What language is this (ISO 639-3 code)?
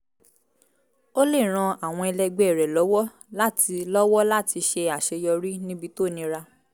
yor